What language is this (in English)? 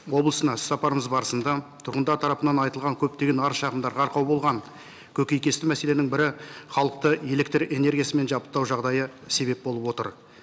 Kazakh